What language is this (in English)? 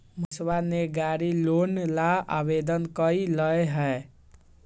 Magahi